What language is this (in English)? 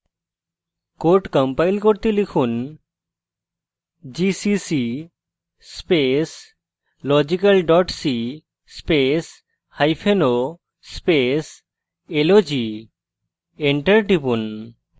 Bangla